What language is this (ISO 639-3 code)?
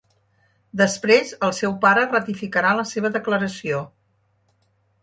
cat